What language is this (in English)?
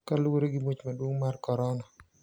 Luo (Kenya and Tanzania)